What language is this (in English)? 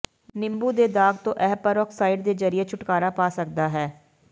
Punjabi